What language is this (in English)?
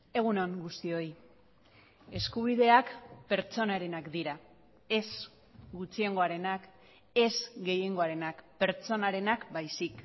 Basque